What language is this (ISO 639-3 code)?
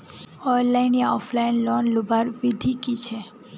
mag